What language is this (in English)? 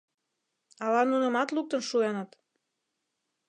Mari